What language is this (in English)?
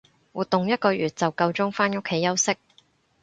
Cantonese